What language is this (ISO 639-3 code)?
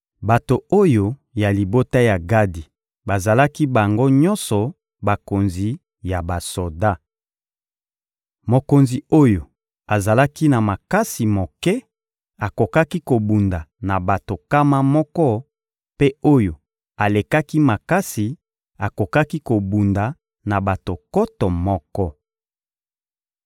lin